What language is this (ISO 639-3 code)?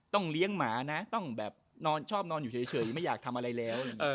tha